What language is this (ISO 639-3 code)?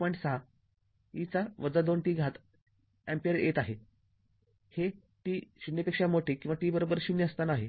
mar